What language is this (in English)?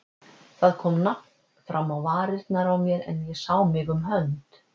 Icelandic